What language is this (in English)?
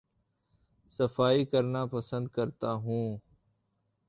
Urdu